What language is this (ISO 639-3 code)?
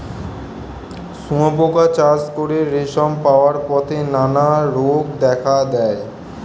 ben